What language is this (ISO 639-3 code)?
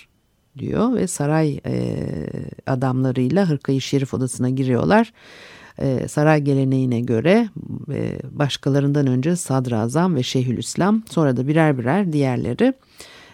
tur